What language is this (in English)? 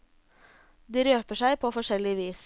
Norwegian